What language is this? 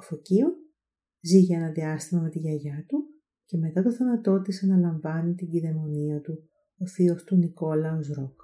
Greek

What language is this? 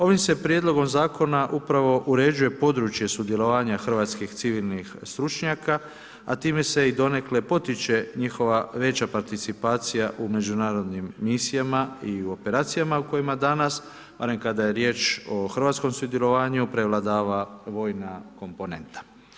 Croatian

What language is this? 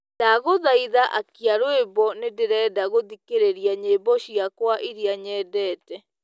Kikuyu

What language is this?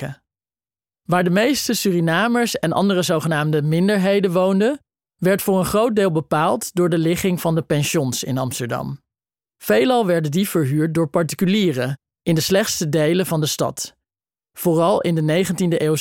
Dutch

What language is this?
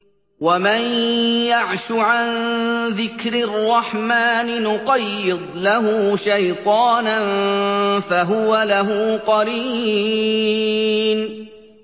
Arabic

